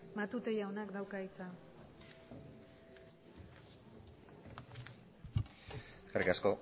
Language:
Basque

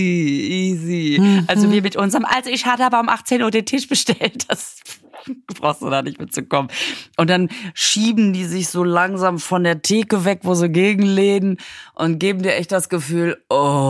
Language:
German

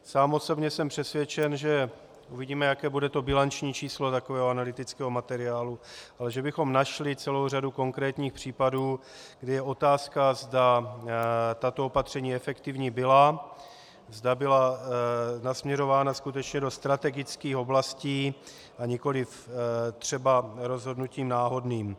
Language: Czech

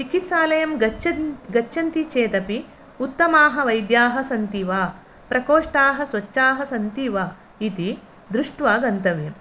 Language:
Sanskrit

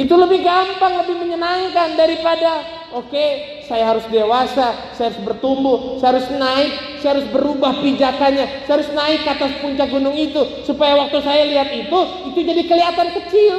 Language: Indonesian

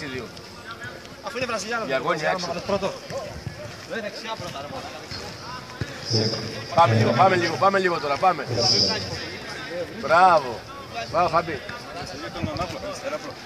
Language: Greek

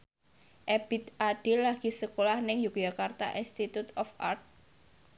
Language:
Javanese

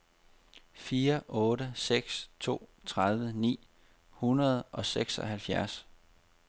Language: Danish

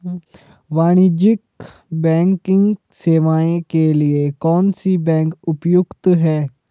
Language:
Hindi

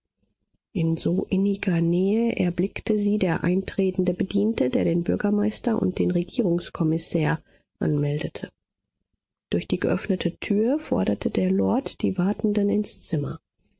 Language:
German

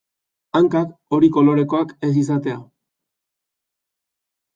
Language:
Basque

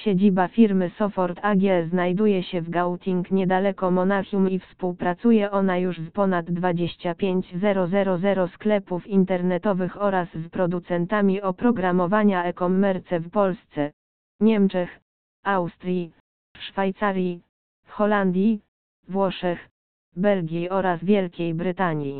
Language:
Polish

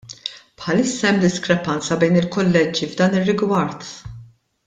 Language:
Maltese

